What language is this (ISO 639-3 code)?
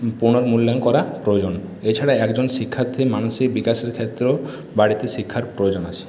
ben